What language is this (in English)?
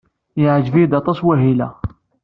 Kabyle